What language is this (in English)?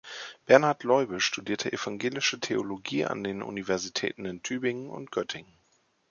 German